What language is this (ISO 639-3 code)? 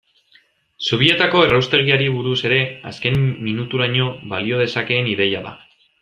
eus